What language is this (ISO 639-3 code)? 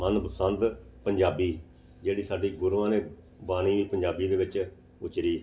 pan